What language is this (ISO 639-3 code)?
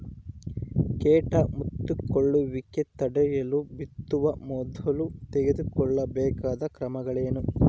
kan